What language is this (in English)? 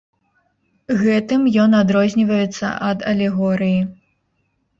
Belarusian